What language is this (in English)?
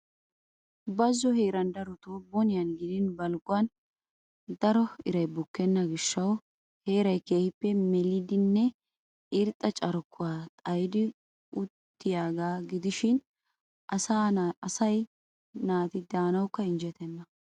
Wolaytta